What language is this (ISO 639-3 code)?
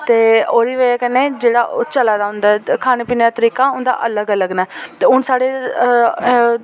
doi